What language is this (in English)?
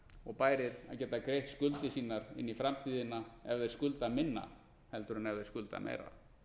Icelandic